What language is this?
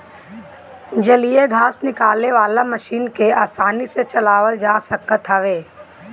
Bhojpuri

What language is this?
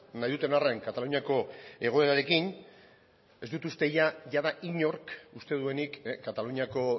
Basque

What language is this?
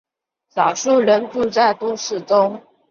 Chinese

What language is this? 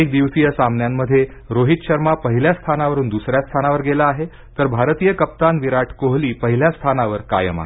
Marathi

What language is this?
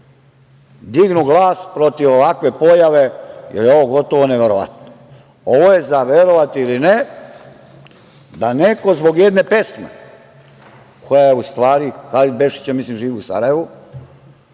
Serbian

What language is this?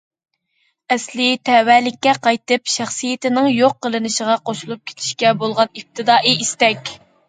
Uyghur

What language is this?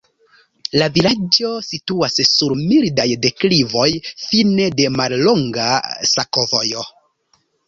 Esperanto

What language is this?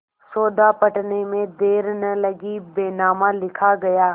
Hindi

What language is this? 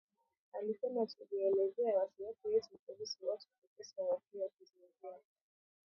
Swahili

